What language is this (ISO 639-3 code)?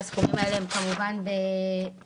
heb